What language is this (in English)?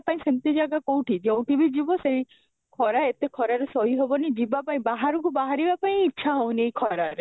Odia